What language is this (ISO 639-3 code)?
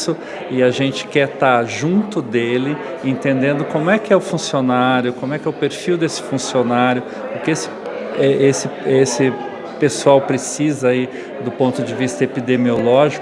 por